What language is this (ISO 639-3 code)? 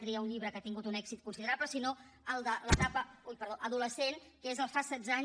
cat